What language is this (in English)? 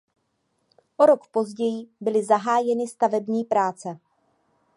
Czech